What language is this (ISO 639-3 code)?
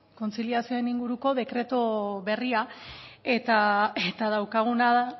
eus